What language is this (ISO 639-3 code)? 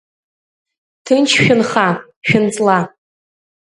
abk